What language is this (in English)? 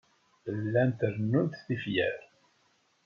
Kabyle